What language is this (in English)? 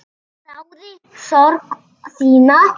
Icelandic